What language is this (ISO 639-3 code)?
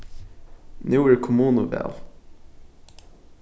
fao